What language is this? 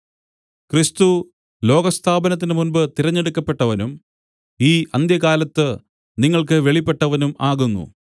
Malayalam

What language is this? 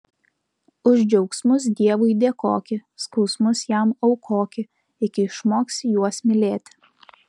Lithuanian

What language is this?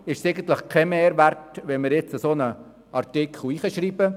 Swiss German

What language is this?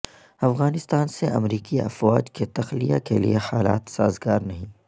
Urdu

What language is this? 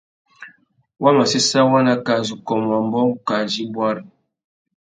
Tuki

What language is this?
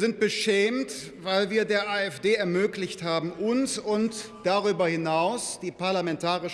German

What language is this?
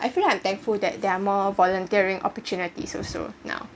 English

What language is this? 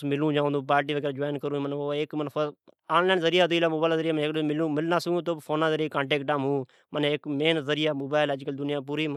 Od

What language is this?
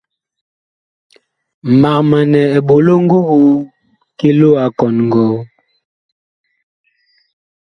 Bakoko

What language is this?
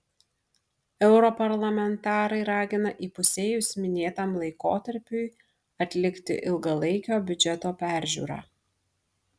Lithuanian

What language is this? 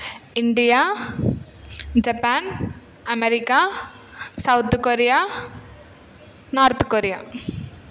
Telugu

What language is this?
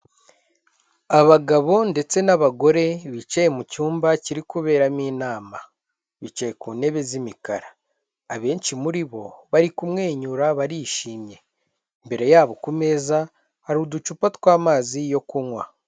Kinyarwanda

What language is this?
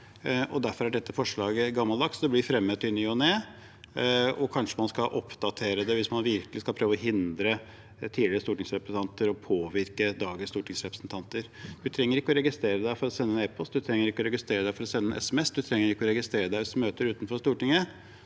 Norwegian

